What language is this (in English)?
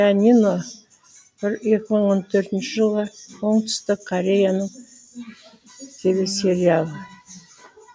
Kazakh